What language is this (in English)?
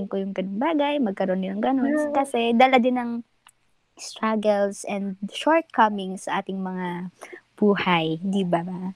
Filipino